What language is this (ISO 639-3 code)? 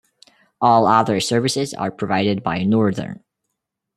eng